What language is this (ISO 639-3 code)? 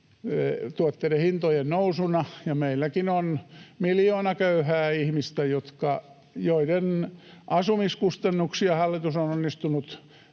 fin